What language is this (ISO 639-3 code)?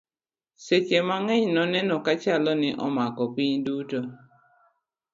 luo